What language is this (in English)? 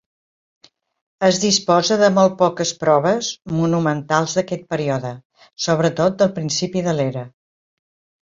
Catalan